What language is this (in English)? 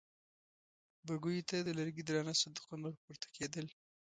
Pashto